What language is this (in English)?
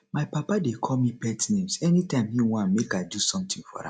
Nigerian Pidgin